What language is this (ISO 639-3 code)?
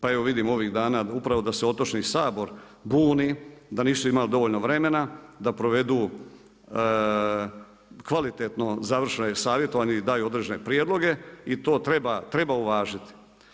hrv